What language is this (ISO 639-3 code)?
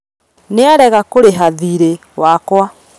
kik